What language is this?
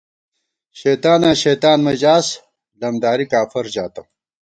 Gawar-Bati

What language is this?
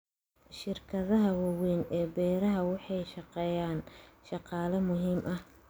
Somali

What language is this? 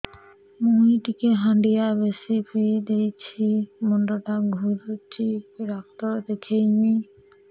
Odia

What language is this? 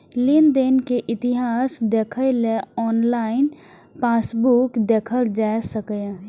Maithili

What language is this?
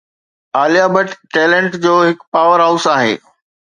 Sindhi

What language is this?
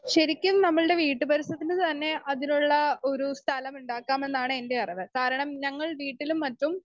Malayalam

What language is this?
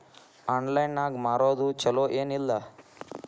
Kannada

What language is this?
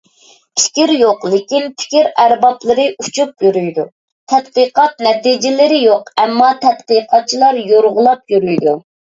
Uyghur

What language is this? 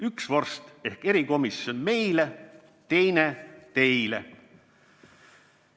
Estonian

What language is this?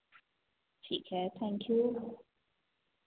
Hindi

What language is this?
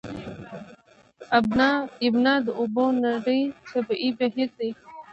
Pashto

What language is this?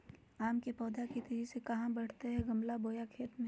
Magahi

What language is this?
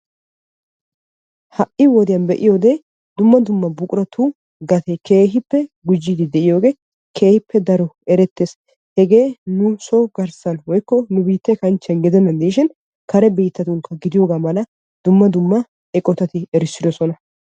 Wolaytta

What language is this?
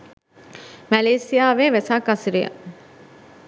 Sinhala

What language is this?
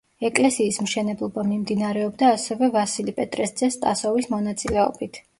Georgian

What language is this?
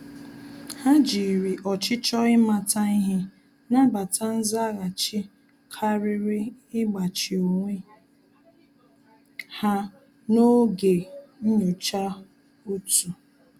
Igbo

